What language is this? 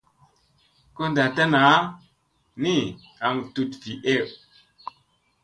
Musey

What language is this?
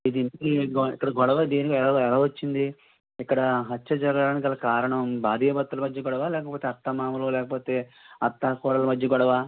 Telugu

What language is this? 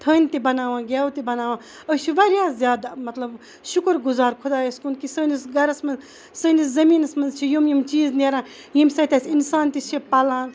Kashmiri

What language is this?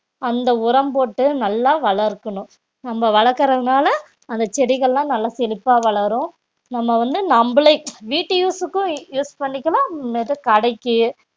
Tamil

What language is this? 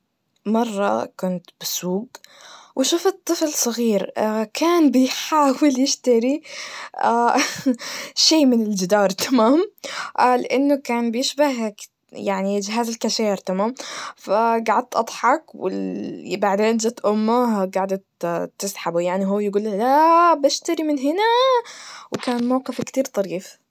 Najdi Arabic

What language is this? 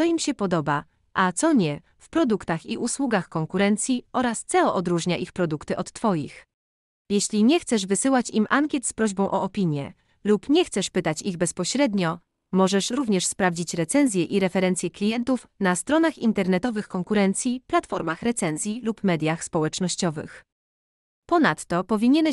Polish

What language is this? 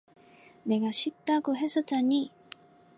Korean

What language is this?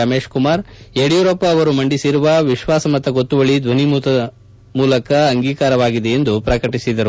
Kannada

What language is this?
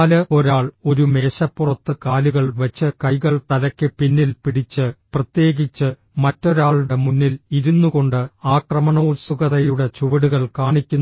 Malayalam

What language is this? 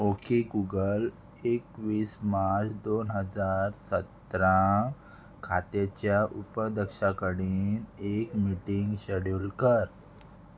Konkani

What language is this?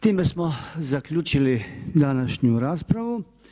Croatian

